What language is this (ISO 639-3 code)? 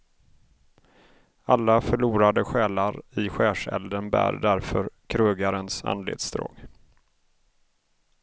swe